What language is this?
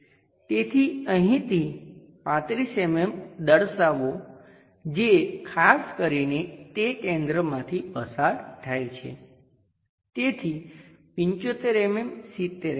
Gujarati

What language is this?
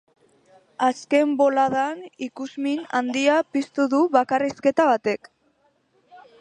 Basque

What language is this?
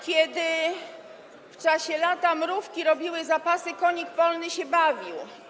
Polish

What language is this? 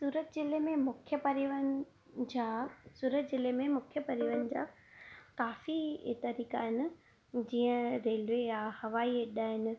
Sindhi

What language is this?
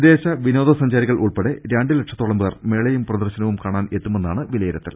Malayalam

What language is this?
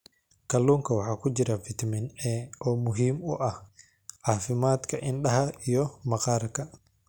Somali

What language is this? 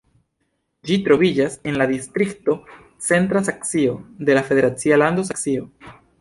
Esperanto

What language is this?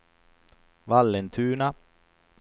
Swedish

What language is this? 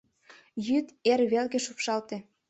Mari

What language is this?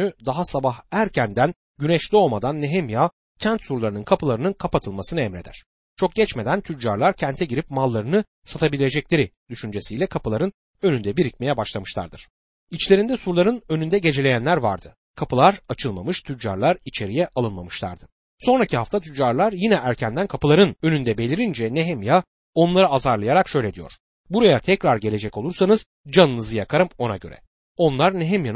Turkish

